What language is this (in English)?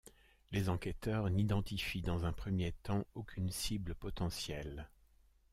French